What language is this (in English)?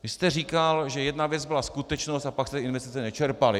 Czech